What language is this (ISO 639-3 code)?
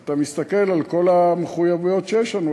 heb